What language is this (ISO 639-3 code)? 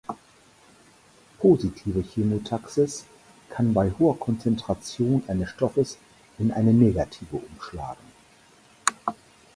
deu